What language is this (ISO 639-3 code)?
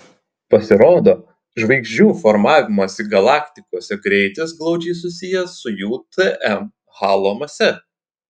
lit